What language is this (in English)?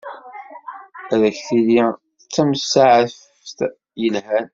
Kabyle